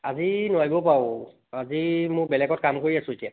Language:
Assamese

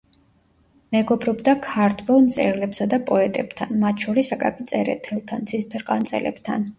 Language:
Georgian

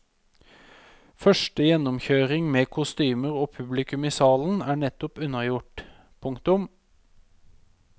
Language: Norwegian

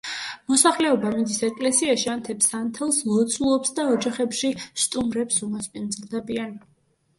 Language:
Georgian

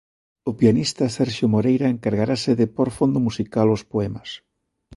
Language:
Galician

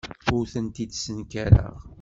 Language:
Kabyle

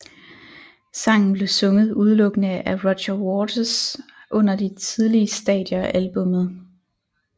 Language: Danish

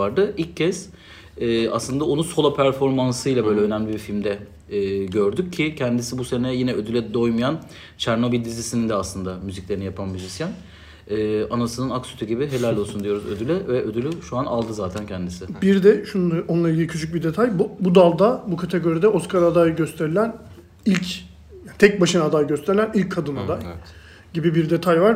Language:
Turkish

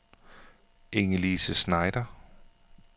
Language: Danish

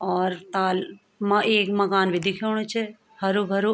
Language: Garhwali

